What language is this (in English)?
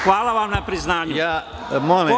Serbian